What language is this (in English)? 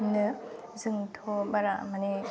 Bodo